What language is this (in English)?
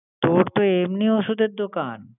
Bangla